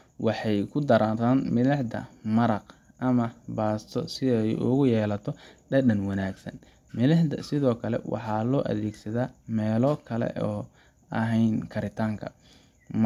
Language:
Somali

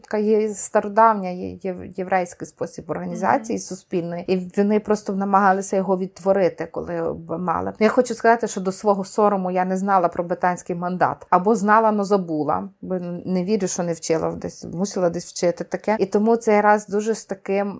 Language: Ukrainian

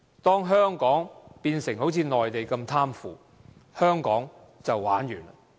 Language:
Cantonese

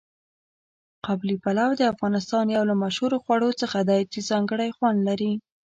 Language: Pashto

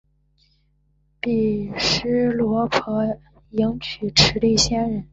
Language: Chinese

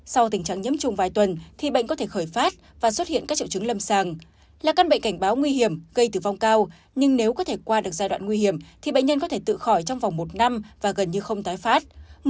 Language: Vietnamese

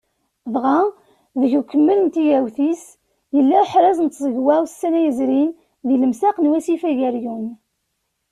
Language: Kabyle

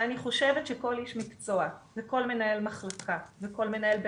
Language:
Hebrew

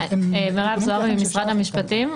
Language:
Hebrew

